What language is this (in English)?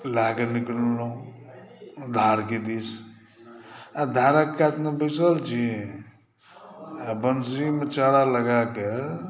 Maithili